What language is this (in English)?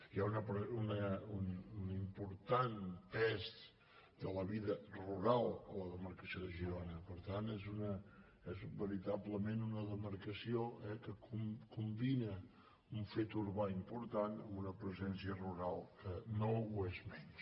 Catalan